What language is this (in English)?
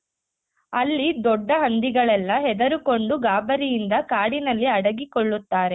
Kannada